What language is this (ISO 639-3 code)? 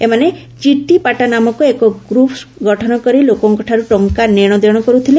ori